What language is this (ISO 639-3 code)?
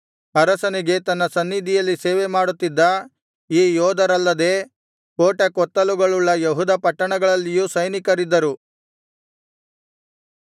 kan